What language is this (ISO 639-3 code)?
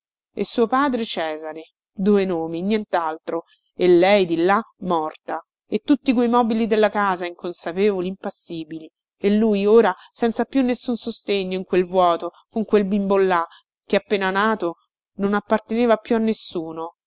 ita